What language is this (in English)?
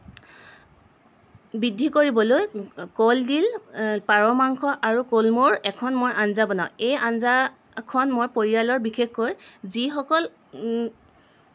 Assamese